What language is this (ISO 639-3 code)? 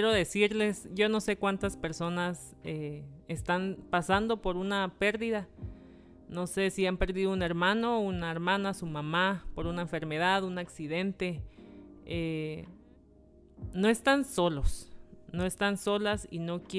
spa